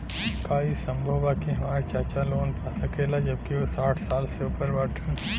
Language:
Bhojpuri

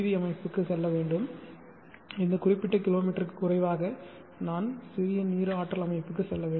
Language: Tamil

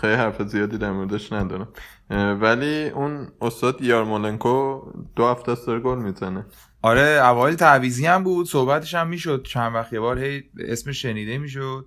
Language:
Persian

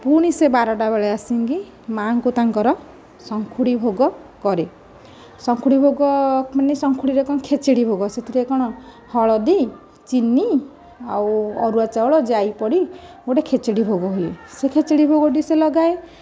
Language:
Odia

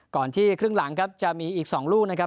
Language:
Thai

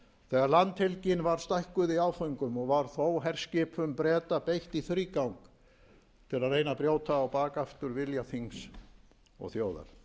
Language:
Icelandic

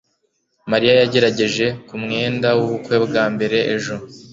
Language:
Kinyarwanda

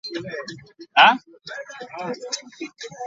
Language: English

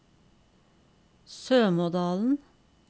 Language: Norwegian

